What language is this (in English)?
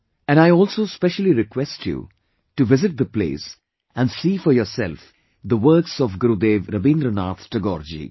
English